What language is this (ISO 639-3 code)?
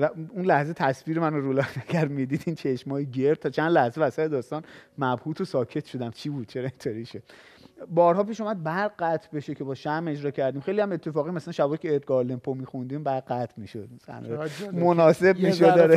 fas